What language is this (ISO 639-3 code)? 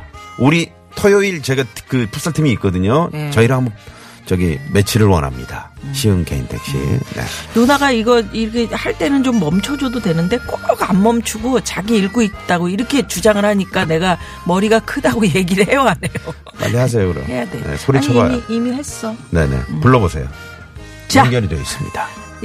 kor